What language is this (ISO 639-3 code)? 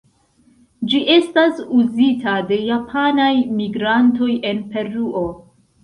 epo